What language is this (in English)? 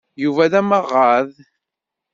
Kabyle